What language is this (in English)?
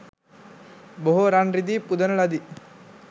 Sinhala